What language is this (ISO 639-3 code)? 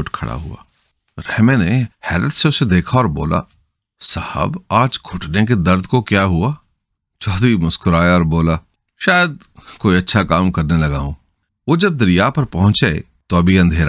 urd